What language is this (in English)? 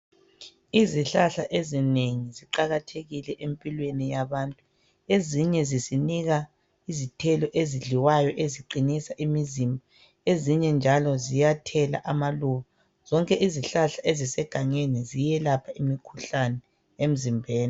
North Ndebele